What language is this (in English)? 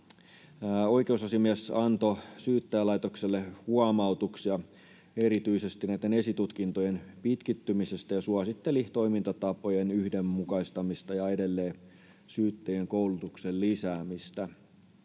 Finnish